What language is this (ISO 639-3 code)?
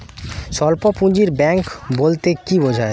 ben